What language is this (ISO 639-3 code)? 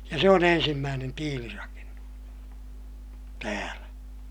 fin